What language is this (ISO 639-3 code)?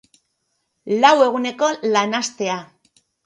eus